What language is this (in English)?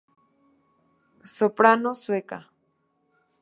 Spanish